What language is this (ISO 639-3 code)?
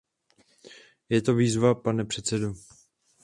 ces